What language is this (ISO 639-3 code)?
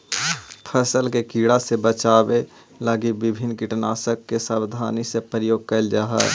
mag